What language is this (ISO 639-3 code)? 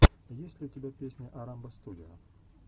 rus